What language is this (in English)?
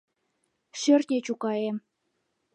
Mari